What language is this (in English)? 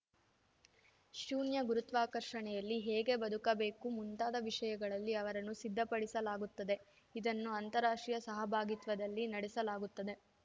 Kannada